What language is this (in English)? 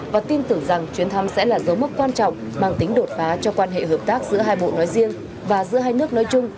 Vietnamese